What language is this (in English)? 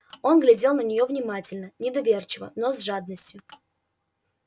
Russian